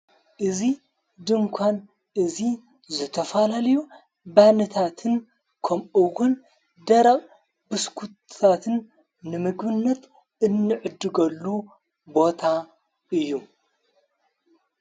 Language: Tigrinya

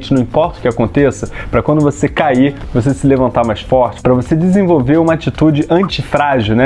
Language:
Portuguese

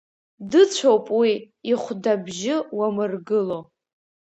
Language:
Abkhazian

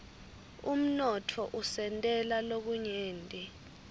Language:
Swati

